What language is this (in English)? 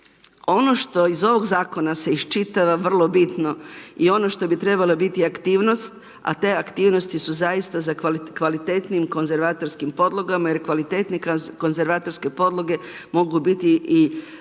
Croatian